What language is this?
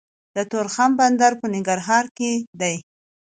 Pashto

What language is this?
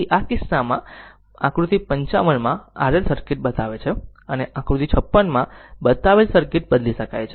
Gujarati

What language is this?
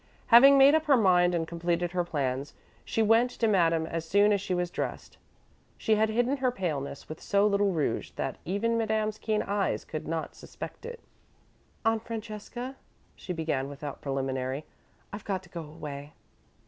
English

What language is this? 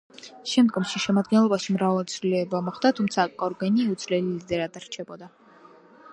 Georgian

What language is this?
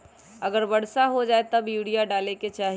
Magahi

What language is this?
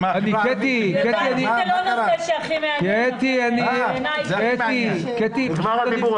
Hebrew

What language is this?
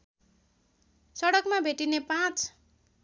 Nepali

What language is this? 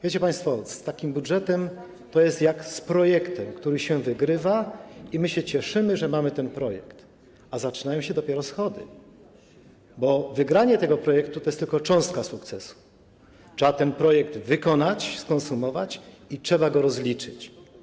Polish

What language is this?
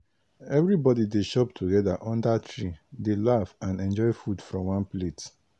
Nigerian Pidgin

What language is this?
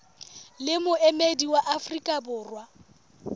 Southern Sotho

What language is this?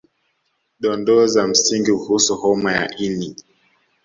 Swahili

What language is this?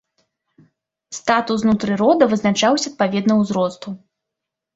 Belarusian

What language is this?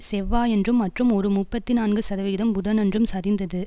Tamil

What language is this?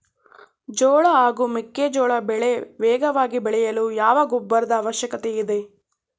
Kannada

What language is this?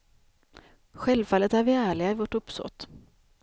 Swedish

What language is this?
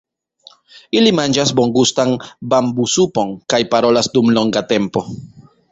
Esperanto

